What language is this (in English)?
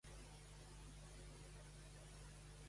Catalan